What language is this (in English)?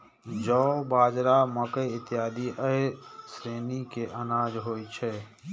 Maithili